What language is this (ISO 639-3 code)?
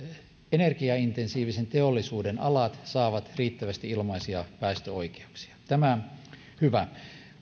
fin